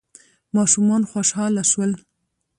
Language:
Pashto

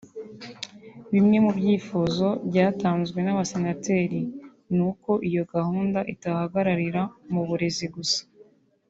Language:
Kinyarwanda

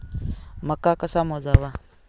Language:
Marathi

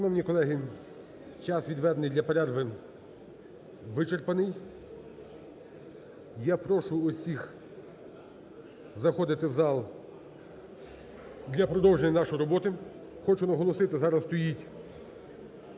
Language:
Ukrainian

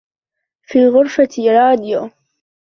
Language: Arabic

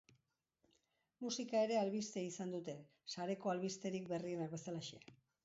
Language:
Basque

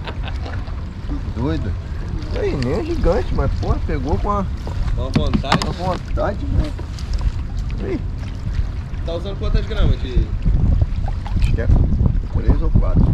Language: Portuguese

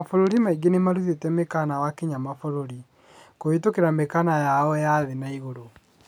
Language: Kikuyu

